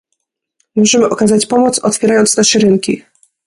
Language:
Polish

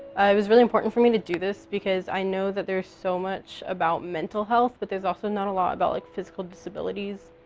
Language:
English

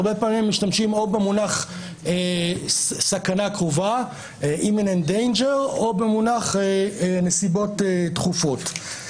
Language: Hebrew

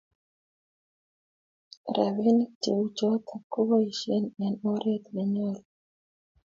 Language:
Kalenjin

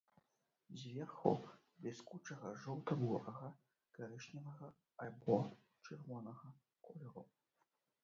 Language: Belarusian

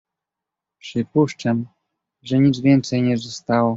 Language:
Polish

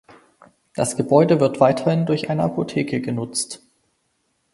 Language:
German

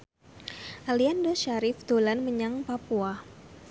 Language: Javanese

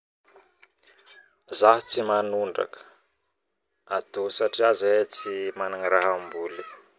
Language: Northern Betsimisaraka Malagasy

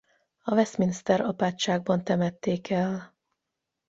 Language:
Hungarian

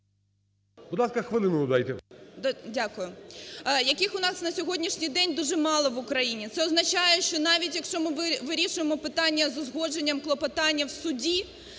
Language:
Ukrainian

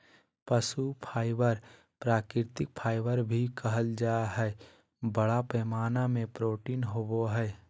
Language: Magahi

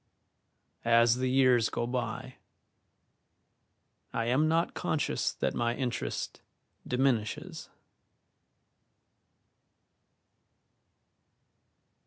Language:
English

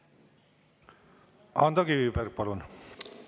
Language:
Estonian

